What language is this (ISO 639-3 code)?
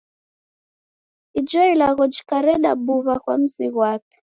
dav